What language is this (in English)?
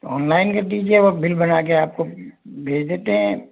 Hindi